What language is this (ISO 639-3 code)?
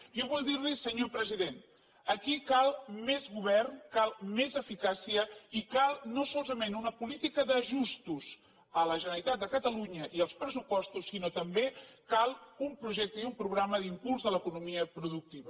cat